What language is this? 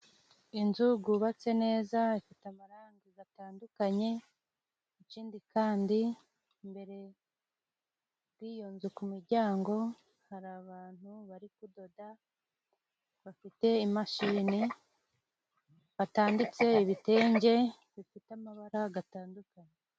Kinyarwanda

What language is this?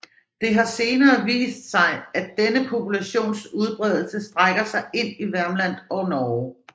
Danish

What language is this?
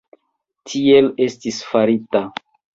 Esperanto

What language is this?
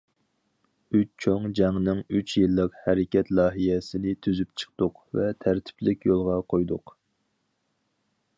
Uyghur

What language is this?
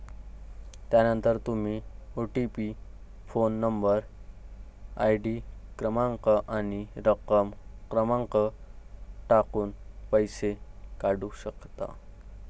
Marathi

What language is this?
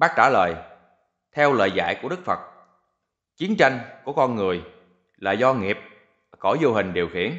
Vietnamese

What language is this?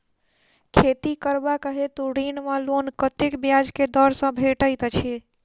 Maithili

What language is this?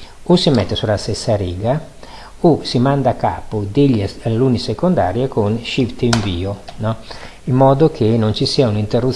Italian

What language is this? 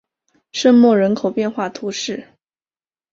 Chinese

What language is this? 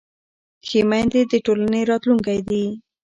Pashto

